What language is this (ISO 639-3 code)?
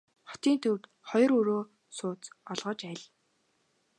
mon